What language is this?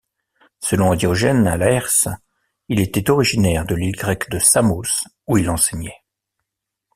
French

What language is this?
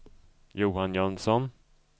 Swedish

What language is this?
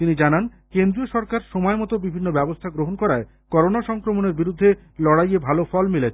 Bangla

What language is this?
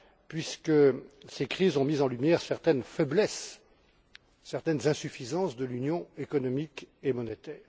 French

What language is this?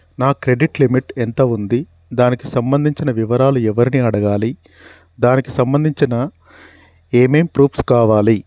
Telugu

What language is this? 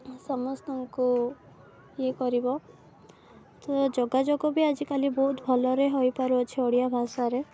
Odia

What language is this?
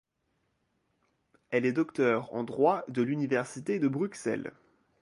French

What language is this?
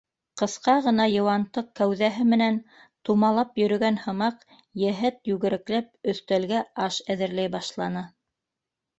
Bashkir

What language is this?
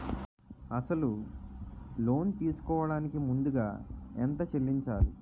Telugu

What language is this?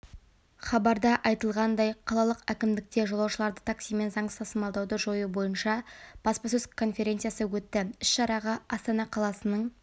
Kazakh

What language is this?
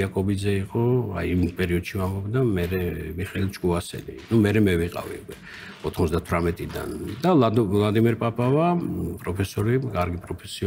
Romanian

